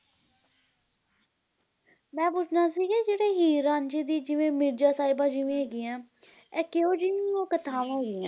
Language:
Punjabi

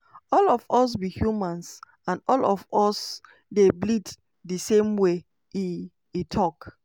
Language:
Nigerian Pidgin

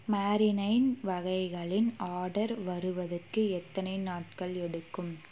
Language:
Tamil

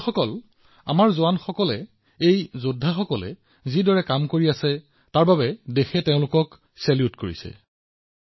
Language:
Assamese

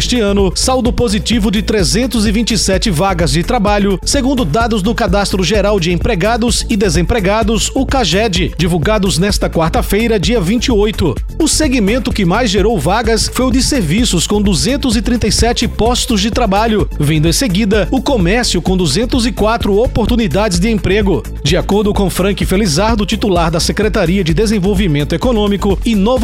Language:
Portuguese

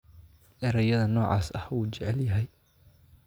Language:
Somali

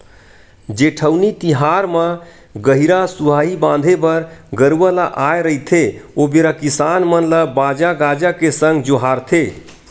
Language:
Chhattisgarhi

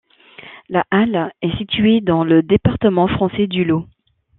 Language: French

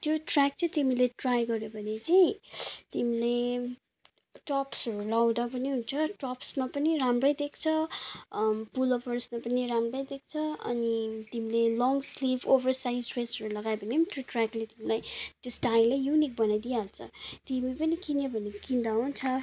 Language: Nepali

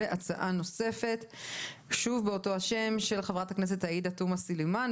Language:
Hebrew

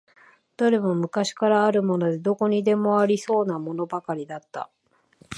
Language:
Japanese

